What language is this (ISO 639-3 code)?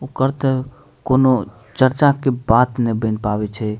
mai